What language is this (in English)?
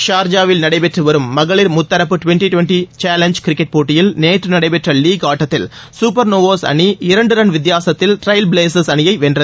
Tamil